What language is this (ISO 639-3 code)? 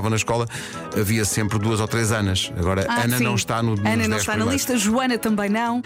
por